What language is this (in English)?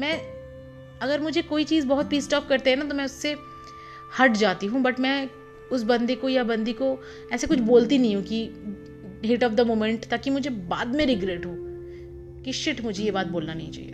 Hindi